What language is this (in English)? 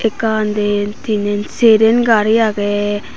Chakma